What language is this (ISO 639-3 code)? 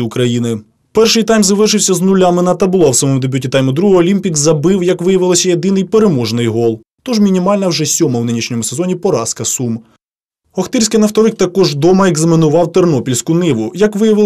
ukr